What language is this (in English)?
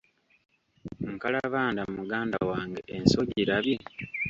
Ganda